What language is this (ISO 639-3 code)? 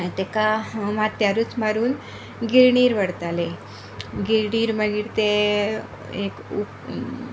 kok